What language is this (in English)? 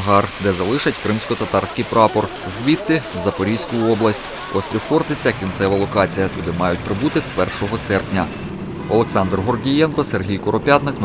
Ukrainian